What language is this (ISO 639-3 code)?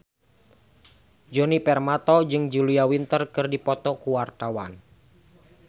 sun